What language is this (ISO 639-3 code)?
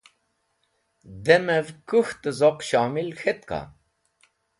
wbl